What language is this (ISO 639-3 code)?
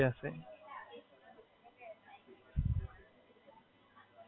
guj